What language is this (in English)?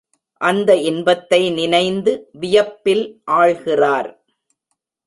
Tamil